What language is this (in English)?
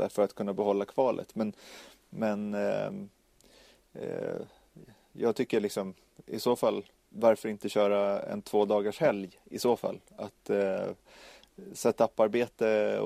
Swedish